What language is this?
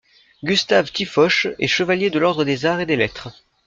French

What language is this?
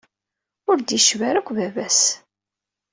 Kabyle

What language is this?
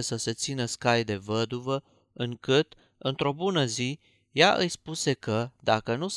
Romanian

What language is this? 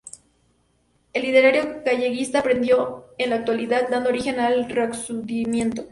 Spanish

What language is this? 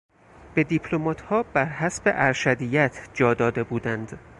Persian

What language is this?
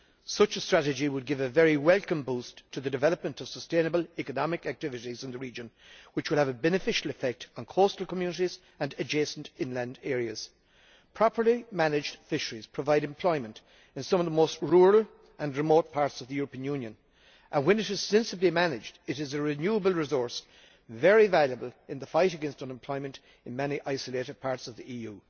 English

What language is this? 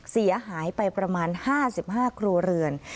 Thai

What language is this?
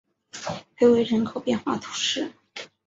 Chinese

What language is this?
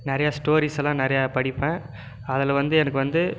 Tamil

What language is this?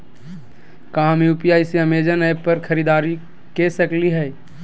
Magahi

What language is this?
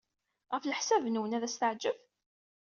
Kabyle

